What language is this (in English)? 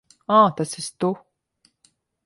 Latvian